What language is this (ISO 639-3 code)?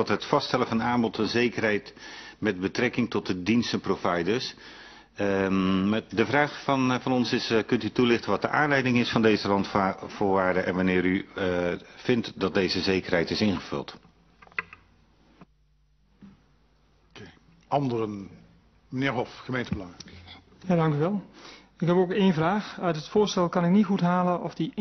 nld